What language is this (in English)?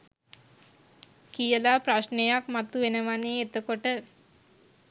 Sinhala